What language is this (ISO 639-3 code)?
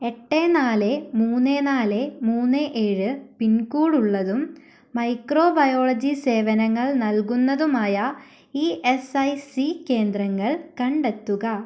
mal